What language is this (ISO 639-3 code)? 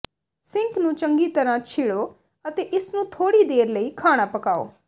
pan